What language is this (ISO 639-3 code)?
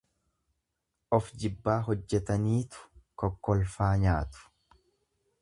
orm